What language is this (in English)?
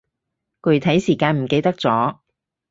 Cantonese